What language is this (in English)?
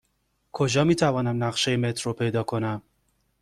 Persian